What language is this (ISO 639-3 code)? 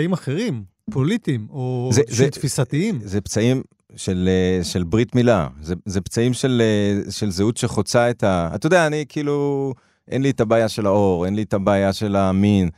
heb